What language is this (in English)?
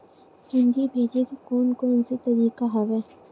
Chhattisgarhi